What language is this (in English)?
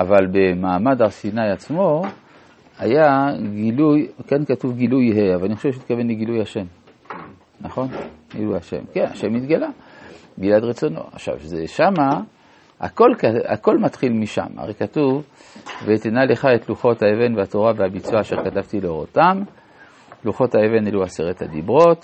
Hebrew